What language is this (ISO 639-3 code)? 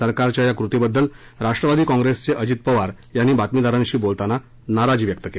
mar